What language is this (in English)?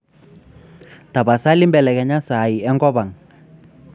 Masai